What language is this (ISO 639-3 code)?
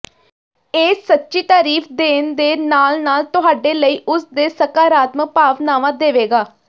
pan